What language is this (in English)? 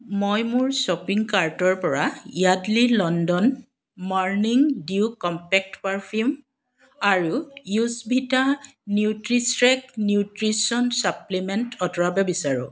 Assamese